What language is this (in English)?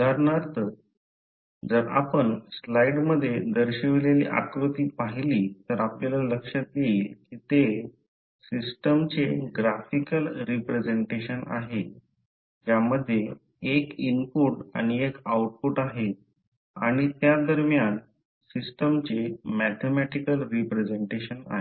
Marathi